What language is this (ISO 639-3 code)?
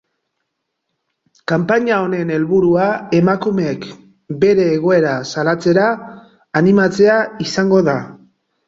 eus